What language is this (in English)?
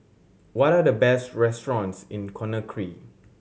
English